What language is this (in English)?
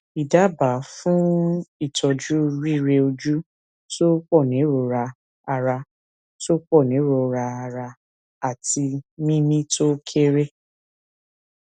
Yoruba